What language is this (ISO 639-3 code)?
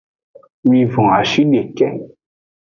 ajg